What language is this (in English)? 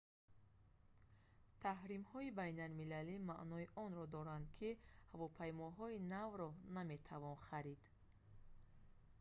Tajik